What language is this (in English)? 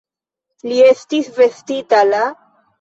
Esperanto